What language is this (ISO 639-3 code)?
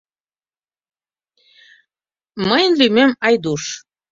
chm